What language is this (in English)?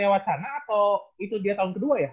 Indonesian